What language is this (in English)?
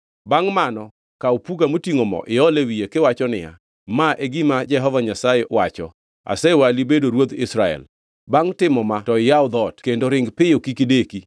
Luo (Kenya and Tanzania)